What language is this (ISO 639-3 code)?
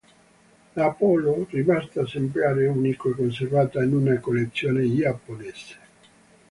ita